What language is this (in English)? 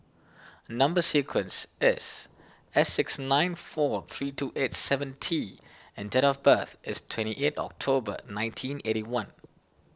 English